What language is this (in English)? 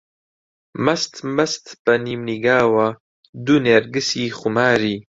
Central Kurdish